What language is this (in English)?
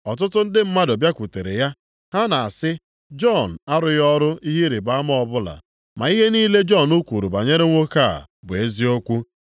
Igbo